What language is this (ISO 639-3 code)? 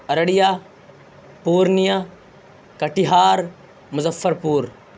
urd